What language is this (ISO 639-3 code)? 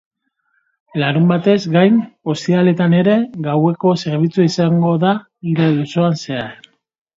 eus